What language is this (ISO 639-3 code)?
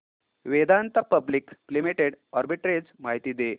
mar